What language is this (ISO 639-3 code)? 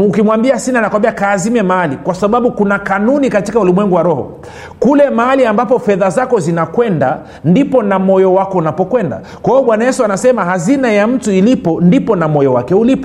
swa